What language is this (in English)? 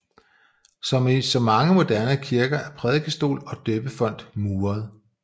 Danish